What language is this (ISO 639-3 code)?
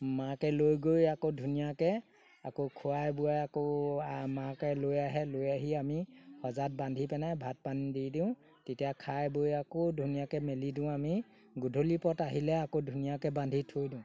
asm